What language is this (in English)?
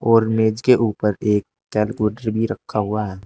Hindi